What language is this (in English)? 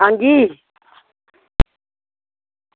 Dogri